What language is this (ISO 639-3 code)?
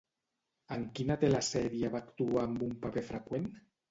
cat